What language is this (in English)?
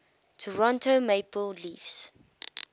English